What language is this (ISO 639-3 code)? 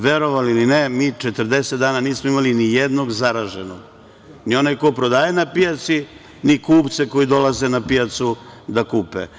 srp